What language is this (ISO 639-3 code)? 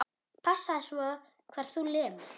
isl